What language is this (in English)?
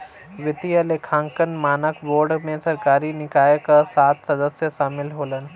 Bhojpuri